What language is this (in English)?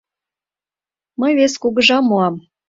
Mari